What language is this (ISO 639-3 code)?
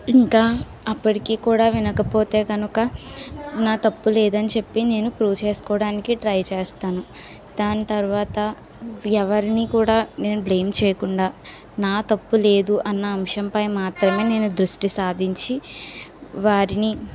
tel